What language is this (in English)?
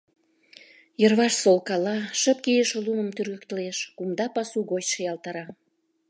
Mari